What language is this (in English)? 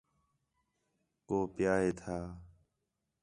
Khetrani